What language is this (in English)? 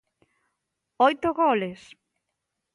Galician